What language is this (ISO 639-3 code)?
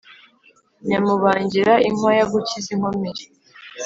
kin